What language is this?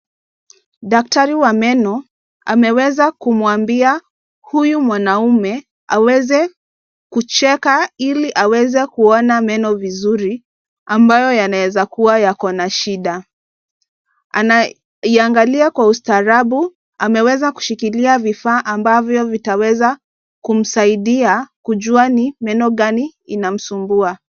Swahili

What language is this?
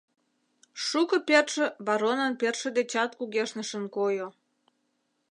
Mari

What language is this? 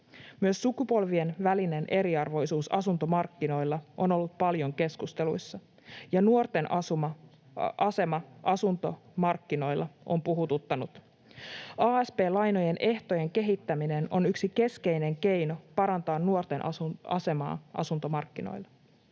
Finnish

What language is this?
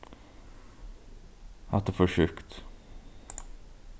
Faroese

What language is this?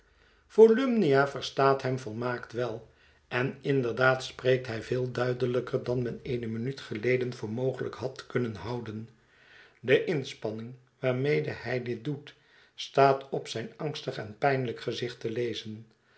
Dutch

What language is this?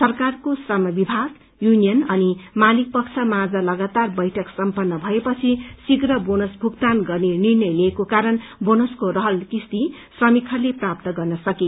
Nepali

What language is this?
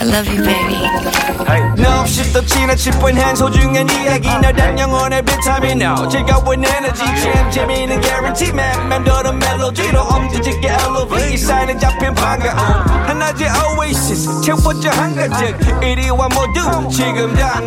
Korean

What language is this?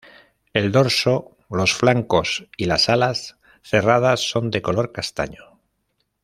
Spanish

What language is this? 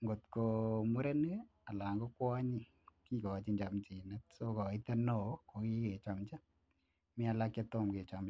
Kalenjin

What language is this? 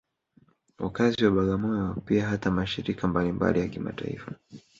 Swahili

